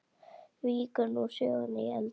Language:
Icelandic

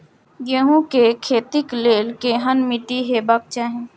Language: Maithili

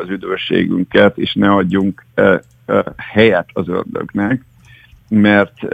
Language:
Hungarian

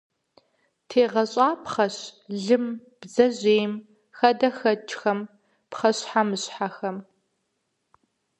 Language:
Kabardian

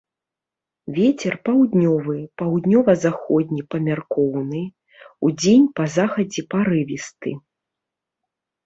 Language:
Belarusian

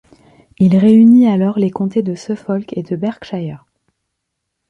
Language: French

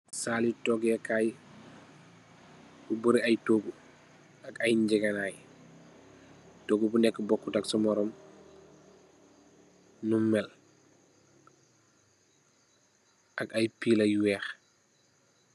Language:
Wolof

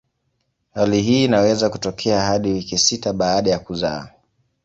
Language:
Swahili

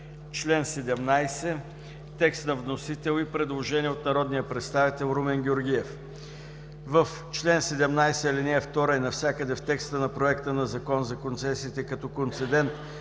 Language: Bulgarian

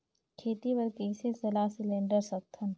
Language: Chhattisgarhi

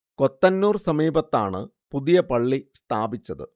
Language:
Malayalam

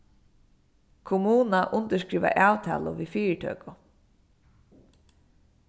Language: Faroese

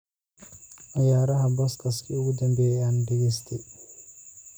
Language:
Somali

